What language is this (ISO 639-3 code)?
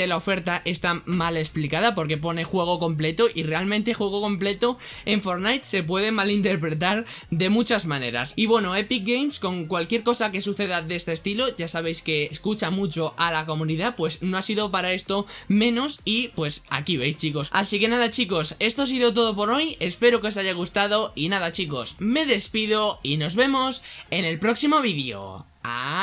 spa